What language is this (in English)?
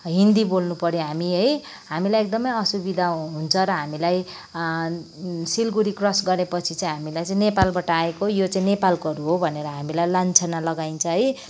Nepali